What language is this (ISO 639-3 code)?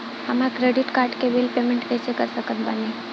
bho